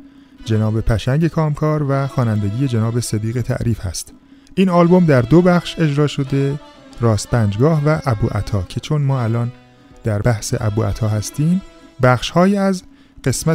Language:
Persian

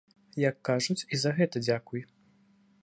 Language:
Belarusian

